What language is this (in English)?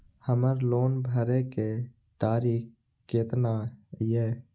Maithili